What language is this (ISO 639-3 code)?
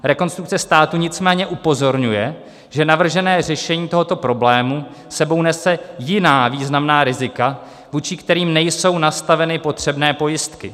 ces